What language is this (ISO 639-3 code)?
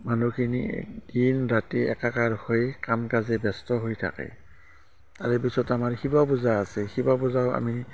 asm